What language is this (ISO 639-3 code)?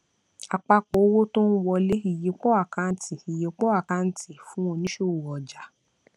yor